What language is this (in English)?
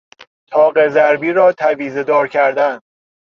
Persian